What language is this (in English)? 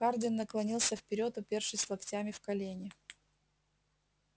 Russian